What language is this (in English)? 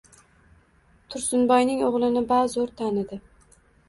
Uzbek